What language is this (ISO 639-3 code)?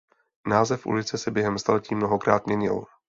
ces